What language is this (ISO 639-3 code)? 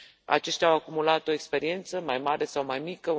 ron